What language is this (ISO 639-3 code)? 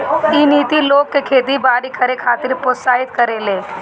bho